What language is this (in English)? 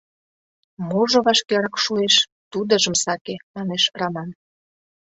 Mari